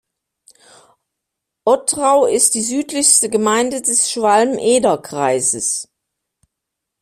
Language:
German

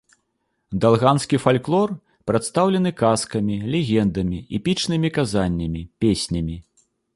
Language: Belarusian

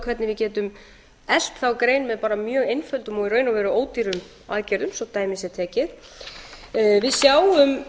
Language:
Icelandic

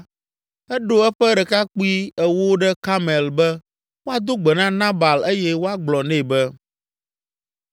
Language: Ewe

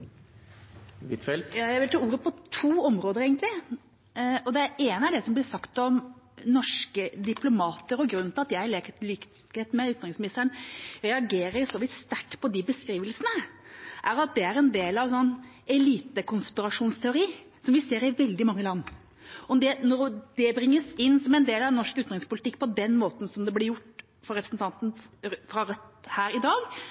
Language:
Norwegian Bokmål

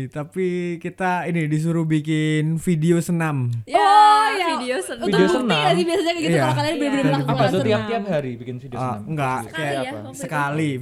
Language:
Indonesian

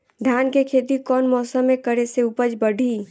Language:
Bhojpuri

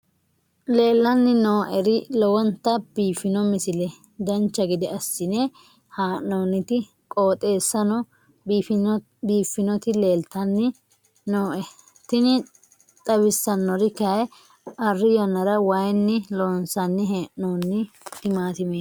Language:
Sidamo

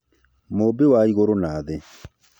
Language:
Kikuyu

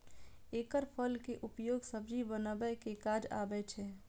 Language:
Maithili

